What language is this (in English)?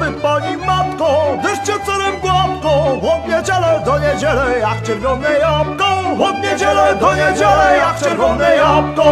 Polish